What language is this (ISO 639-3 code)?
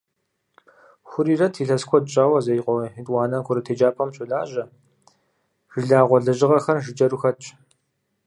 kbd